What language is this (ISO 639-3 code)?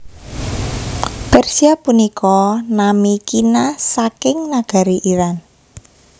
jav